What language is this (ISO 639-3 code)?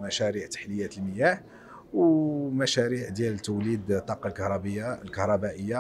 ara